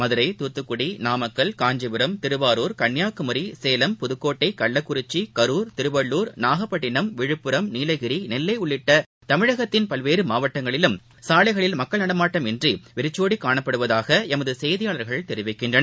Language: Tamil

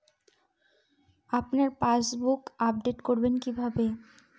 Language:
Bangla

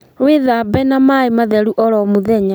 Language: Kikuyu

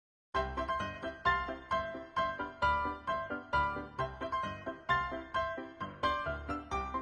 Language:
Vietnamese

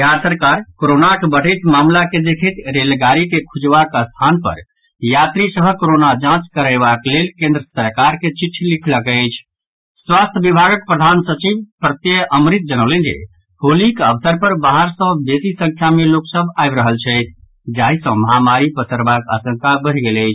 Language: Maithili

